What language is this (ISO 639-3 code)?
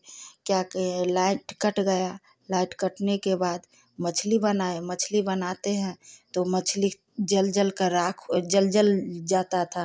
hin